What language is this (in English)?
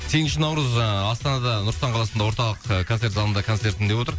Kazakh